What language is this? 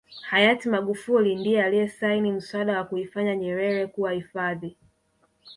Swahili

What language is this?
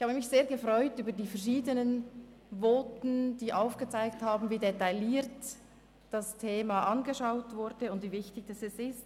Swiss German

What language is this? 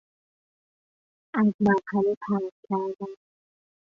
Persian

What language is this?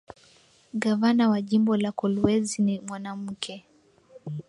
Swahili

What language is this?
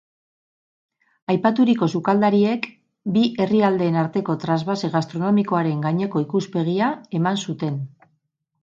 Basque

